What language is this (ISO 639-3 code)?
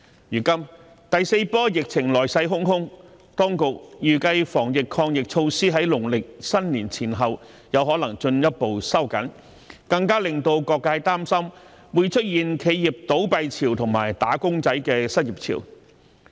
yue